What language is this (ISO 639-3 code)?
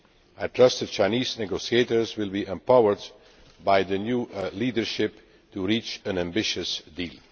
eng